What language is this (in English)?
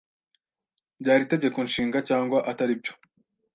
Kinyarwanda